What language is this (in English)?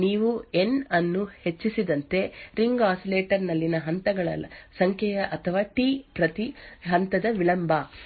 Kannada